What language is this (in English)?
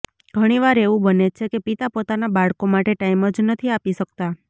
Gujarati